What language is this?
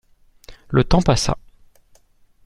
French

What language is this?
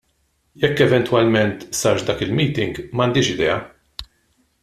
Maltese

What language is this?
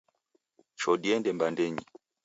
Taita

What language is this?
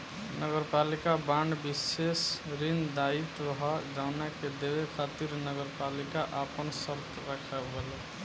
Bhojpuri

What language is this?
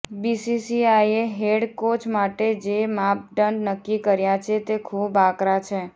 Gujarati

